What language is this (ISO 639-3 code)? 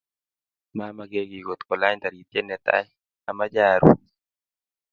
kln